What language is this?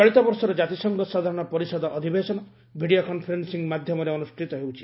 Odia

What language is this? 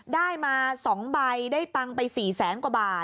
Thai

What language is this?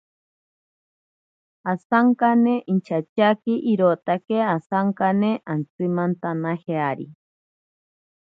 Ashéninka Perené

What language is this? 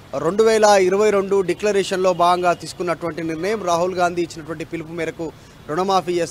Telugu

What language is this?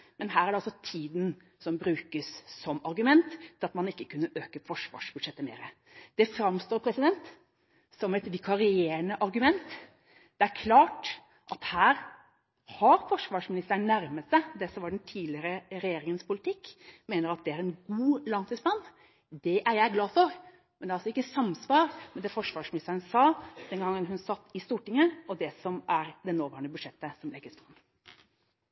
Norwegian Bokmål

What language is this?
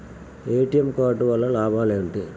Telugu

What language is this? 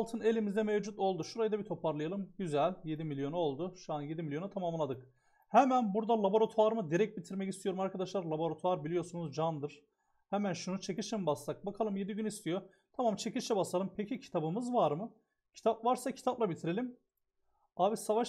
Turkish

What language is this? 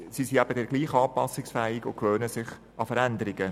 Swiss German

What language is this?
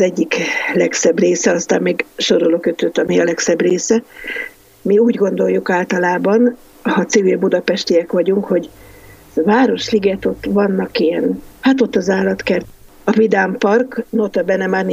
Hungarian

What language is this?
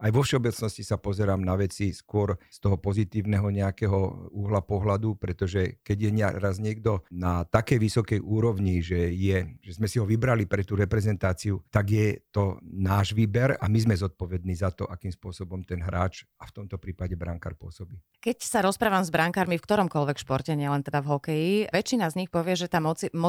Slovak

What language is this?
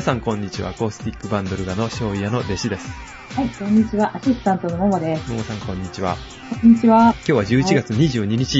Japanese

